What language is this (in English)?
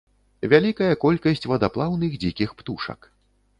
Belarusian